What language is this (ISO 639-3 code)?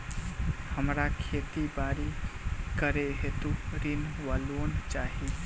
mai